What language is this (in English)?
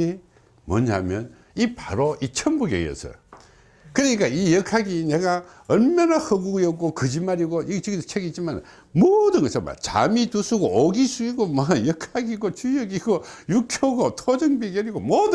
Korean